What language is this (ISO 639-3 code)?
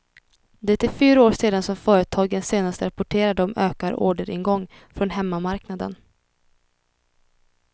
swe